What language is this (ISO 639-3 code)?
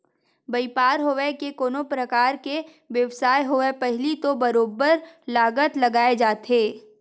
hne